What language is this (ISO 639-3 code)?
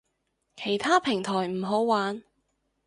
yue